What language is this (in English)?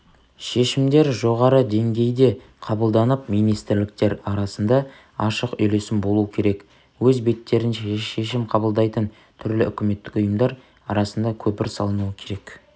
Kazakh